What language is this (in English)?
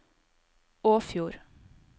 Norwegian